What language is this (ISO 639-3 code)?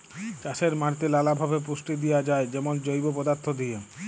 ben